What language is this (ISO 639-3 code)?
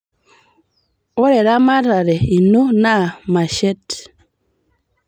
mas